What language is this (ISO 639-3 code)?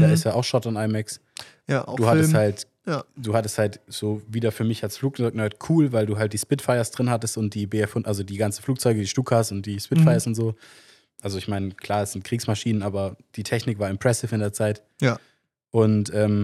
deu